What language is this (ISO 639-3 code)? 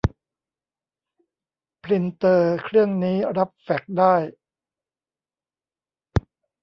tha